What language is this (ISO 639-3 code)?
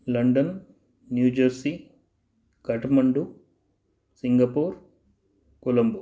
san